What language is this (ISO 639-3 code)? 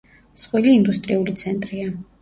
kat